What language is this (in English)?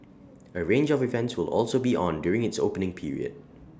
English